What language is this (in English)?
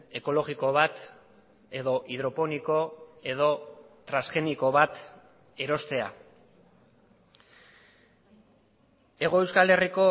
Basque